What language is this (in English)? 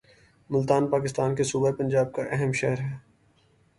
Urdu